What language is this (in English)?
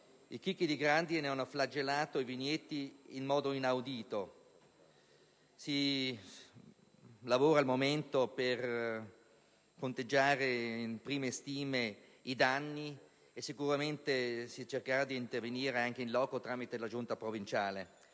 Italian